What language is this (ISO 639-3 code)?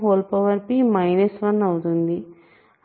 tel